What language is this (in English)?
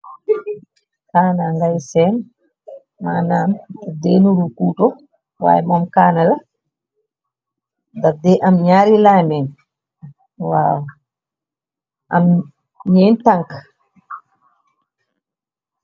Wolof